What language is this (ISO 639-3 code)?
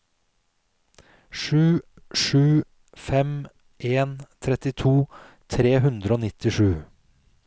nor